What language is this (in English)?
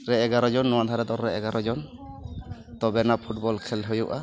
Santali